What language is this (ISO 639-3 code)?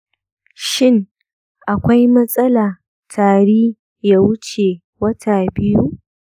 hau